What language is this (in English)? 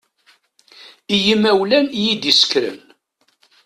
Kabyle